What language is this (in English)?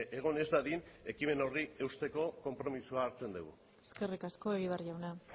Basque